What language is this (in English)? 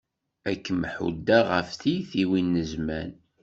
Kabyle